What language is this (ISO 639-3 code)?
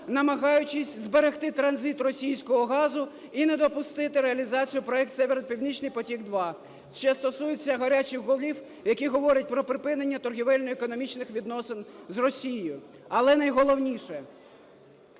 ukr